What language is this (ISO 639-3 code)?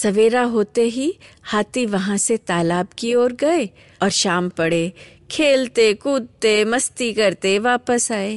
hin